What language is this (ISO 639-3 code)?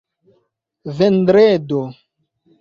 epo